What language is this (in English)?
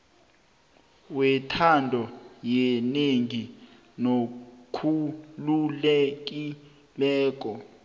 South Ndebele